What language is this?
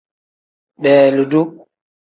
Tem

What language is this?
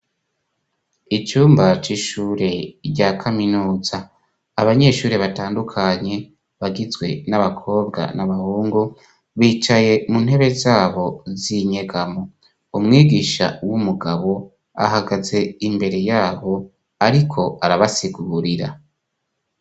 Rundi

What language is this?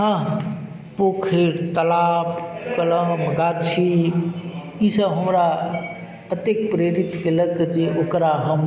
Maithili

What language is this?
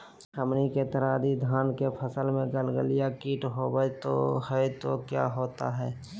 Magahi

